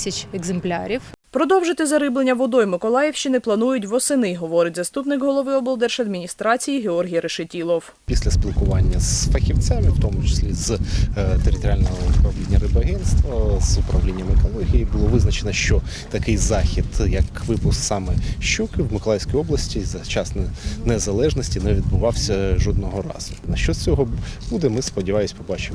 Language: Ukrainian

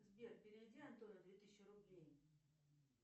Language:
Russian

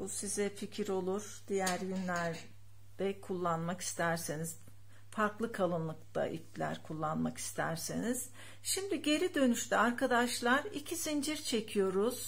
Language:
Turkish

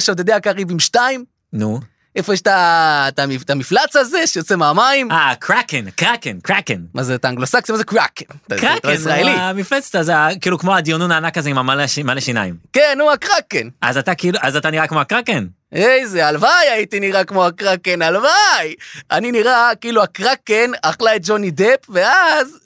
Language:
Hebrew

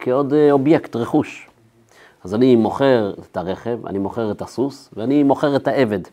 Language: Hebrew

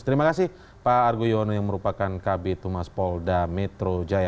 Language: Indonesian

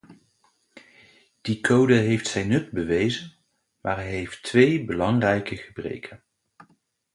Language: Dutch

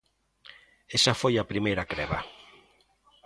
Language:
Galician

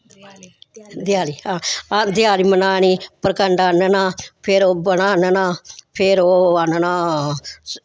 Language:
Dogri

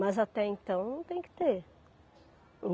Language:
Portuguese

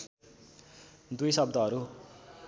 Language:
Nepali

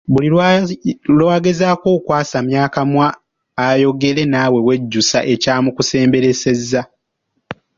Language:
Ganda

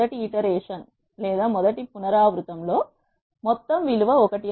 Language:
Telugu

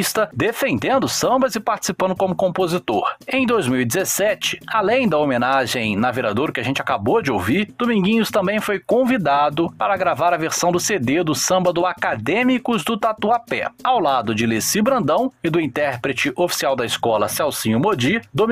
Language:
Portuguese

